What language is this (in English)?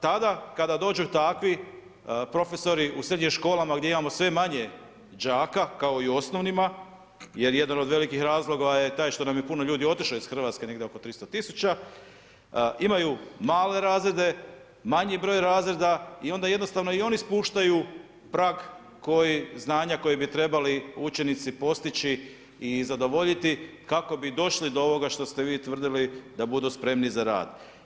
Croatian